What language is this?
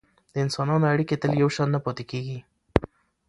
Pashto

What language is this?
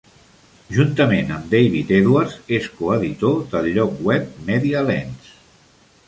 Catalan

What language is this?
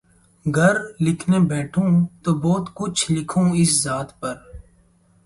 Urdu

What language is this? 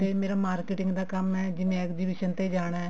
Punjabi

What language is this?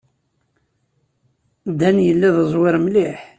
Kabyle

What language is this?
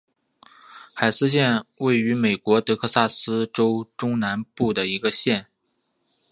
Chinese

